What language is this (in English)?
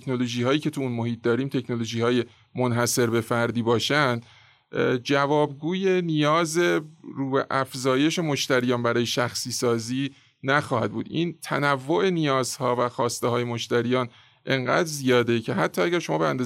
Persian